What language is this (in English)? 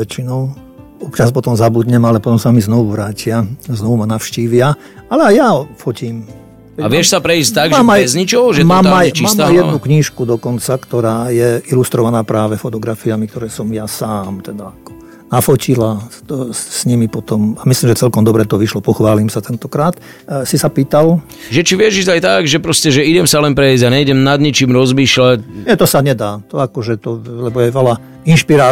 Slovak